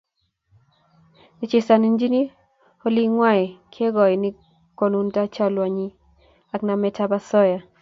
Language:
Kalenjin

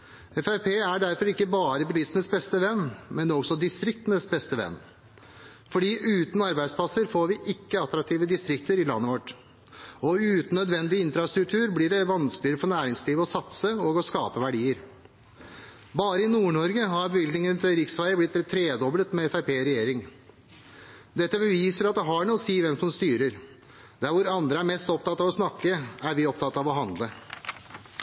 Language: Norwegian Bokmål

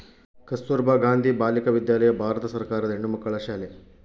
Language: Kannada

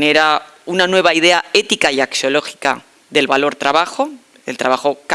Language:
Spanish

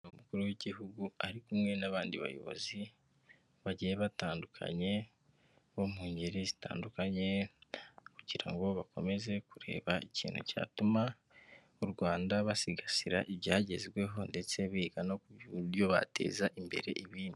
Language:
Kinyarwanda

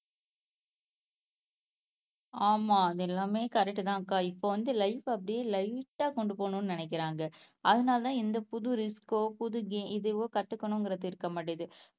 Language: Tamil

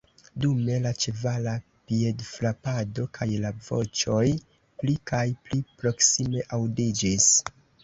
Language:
Esperanto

